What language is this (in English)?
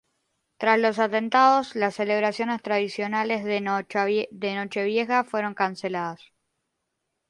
Spanish